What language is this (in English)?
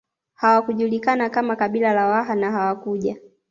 Swahili